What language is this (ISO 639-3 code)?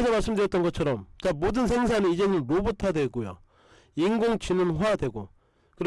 kor